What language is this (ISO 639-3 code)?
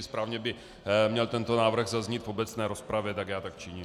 ces